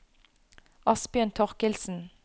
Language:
Norwegian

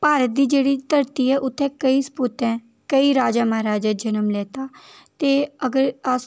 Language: Dogri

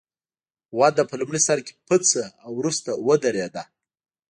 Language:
Pashto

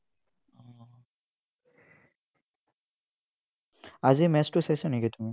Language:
Assamese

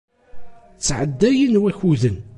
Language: Kabyle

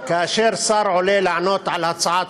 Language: Hebrew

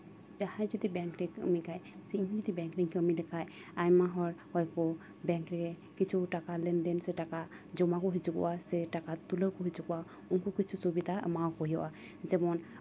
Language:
Santali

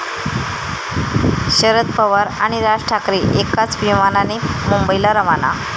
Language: Marathi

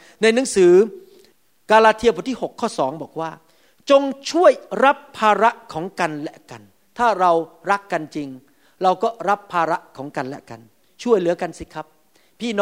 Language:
Thai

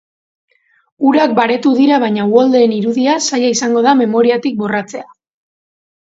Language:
Basque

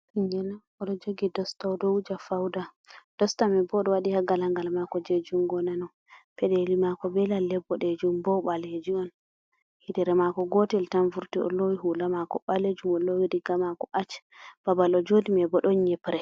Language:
Fula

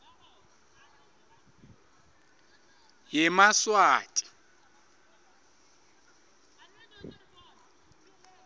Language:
Swati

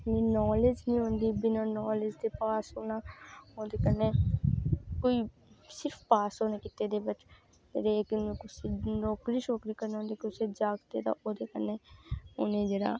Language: Dogri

